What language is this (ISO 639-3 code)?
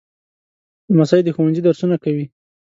pus